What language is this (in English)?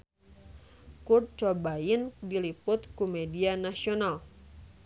Sundanese